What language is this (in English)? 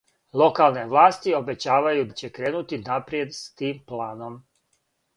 Serbian